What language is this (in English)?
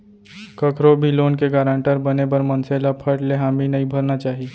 Chhattisgarhi